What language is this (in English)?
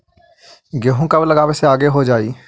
Magahi